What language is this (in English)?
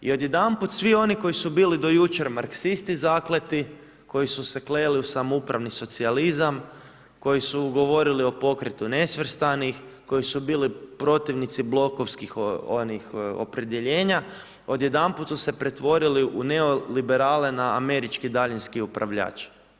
Croatian